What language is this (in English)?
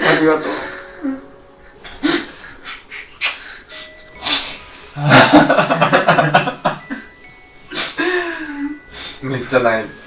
Japanese